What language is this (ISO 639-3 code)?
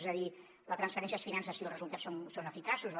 cat